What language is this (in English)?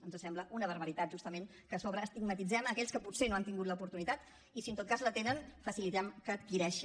Catalan